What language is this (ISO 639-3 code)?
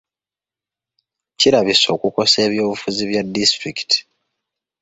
lug